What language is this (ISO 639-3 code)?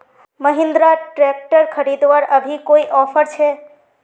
mag